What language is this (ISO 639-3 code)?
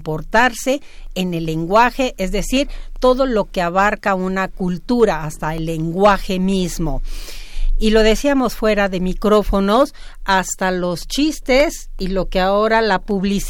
spa